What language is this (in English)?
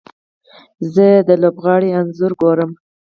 Pashto